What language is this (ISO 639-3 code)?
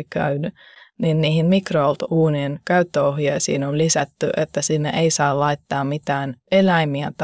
fin